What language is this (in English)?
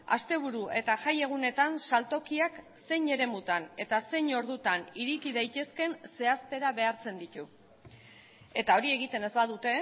Basque